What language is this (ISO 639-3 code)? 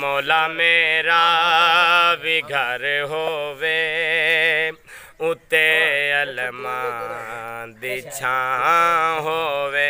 hin